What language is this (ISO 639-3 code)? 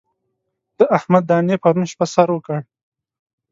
pus